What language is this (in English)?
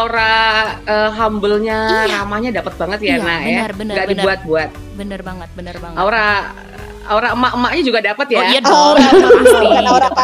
Indonesian